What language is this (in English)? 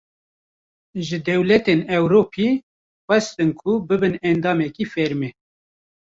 Kurdish